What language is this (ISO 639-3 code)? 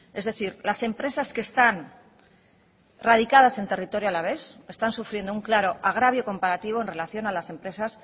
spa